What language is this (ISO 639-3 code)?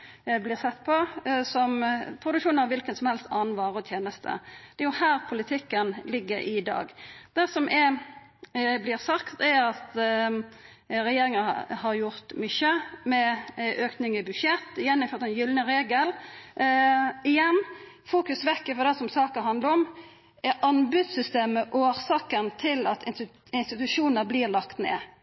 nno